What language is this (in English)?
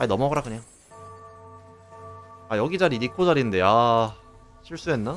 Korean